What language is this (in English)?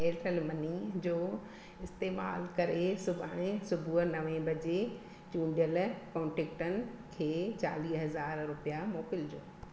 Sindhi